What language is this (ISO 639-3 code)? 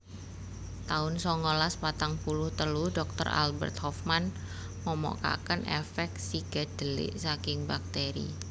jav